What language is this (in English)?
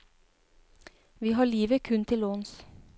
Norwegian